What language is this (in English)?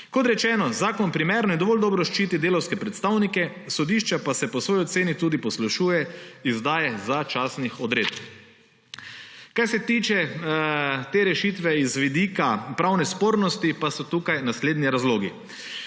Slovenian